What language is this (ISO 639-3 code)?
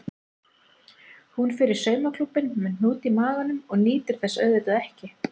isl